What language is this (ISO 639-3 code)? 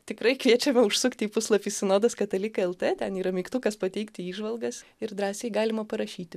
lit